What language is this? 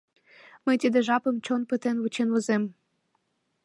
Mari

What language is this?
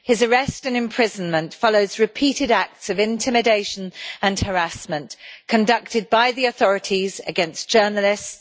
English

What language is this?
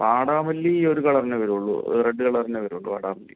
Malayalam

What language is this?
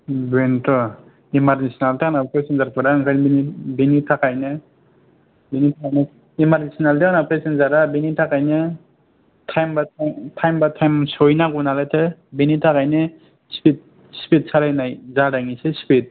Bodo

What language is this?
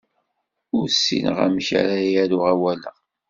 Kabyle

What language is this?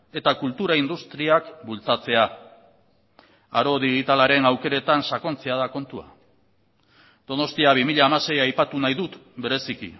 Basque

